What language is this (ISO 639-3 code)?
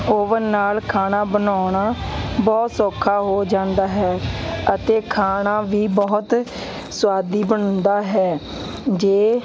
pan